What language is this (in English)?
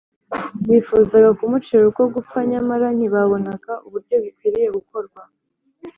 Kinyarwanda